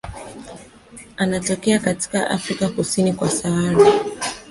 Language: Swahili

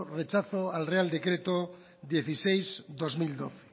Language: Spanish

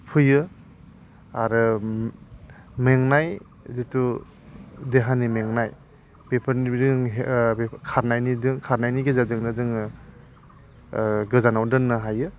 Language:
Bodo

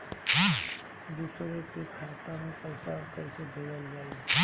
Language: Bhojpuri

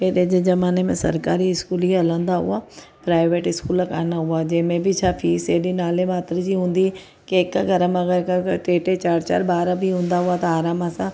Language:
Sindhi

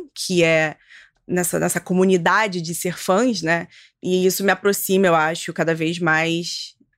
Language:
Portuguese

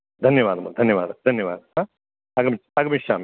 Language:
Sanskrit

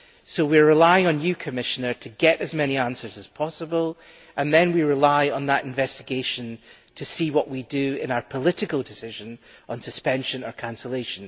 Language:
English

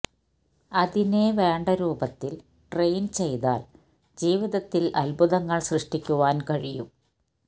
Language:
Malayalam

